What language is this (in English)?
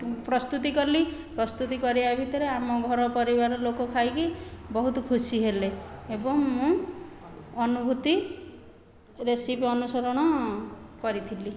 Odia